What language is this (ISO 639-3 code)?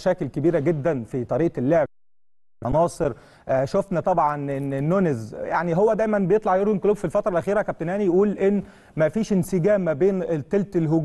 ara